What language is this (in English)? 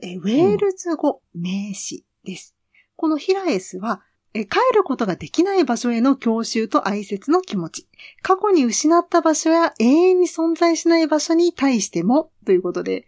Japanese